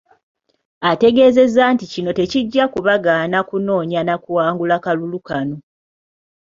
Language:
Ganda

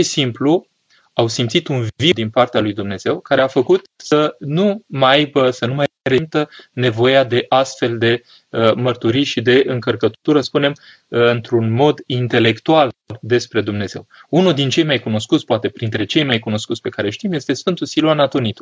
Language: Romanian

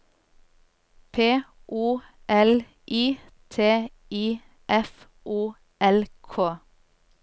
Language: Norwegian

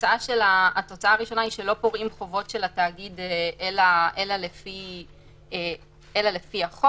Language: Hebrew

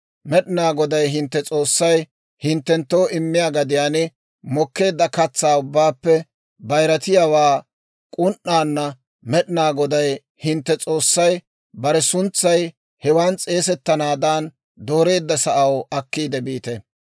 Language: Dawro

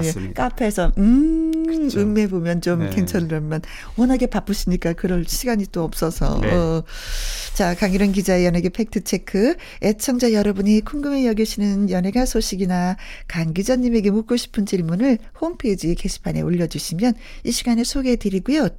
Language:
Korean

